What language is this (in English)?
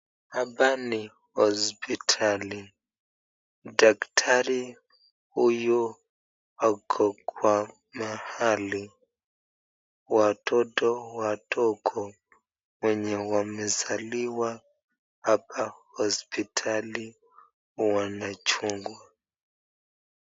Swahili